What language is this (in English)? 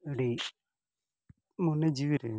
Santali